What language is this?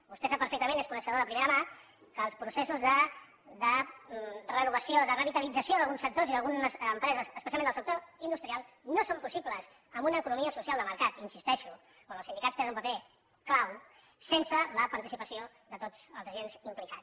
Catalan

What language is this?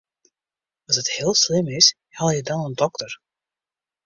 Western Frisian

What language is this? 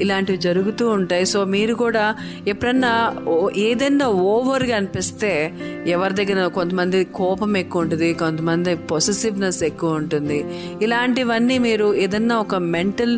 Telugu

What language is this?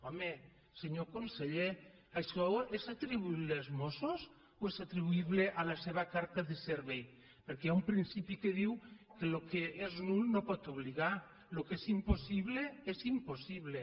Catalan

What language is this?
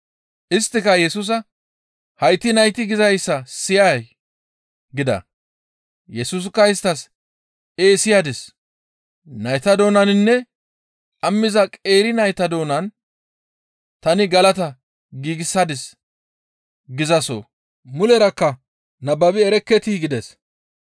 Gamo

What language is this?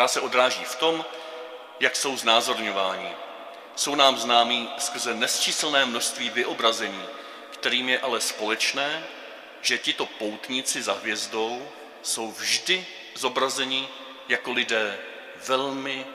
Czech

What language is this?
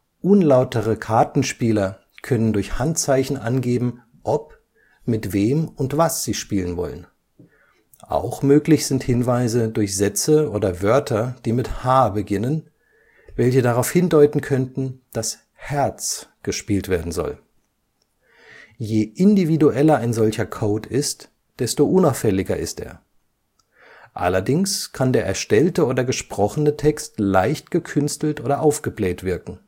German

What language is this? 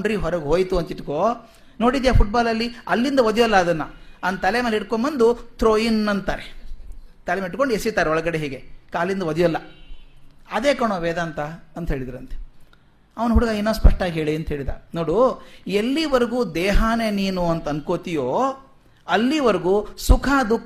Kannada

